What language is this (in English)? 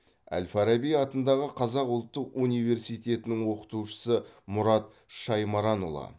Kazakh